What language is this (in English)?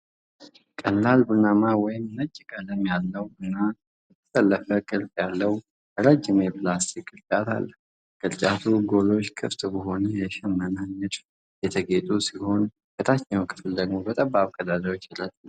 Amharic